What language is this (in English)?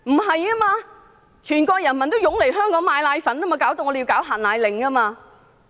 Cantonese